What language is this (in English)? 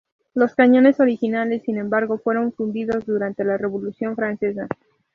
Spanish